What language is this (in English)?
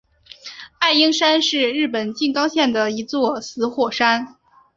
Chinese